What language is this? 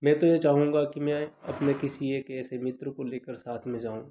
Hindi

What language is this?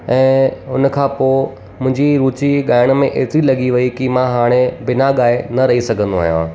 Sindhi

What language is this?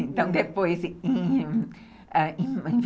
Portuguese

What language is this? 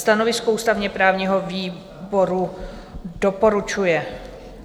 Czech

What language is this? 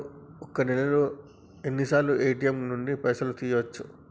Telugu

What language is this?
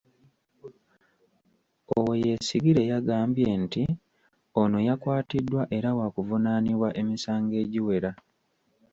Ganda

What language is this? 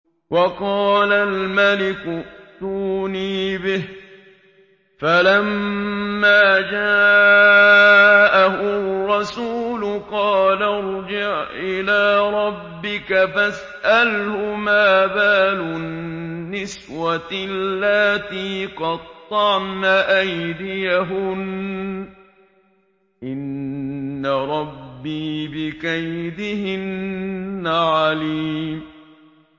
Arabic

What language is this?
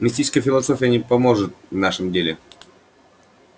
Russian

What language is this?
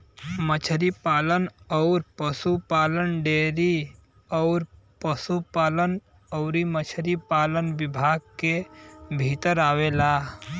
Bhojpuri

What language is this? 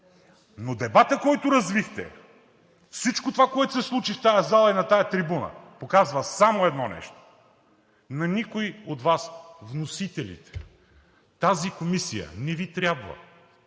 Bulgarian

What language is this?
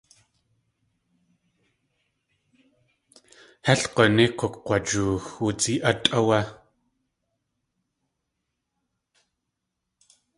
Tlingit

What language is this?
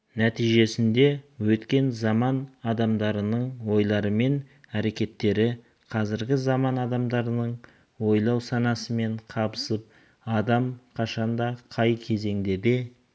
Kazakh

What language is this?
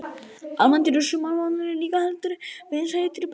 Icelandic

